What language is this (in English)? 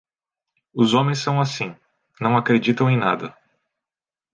Portuguese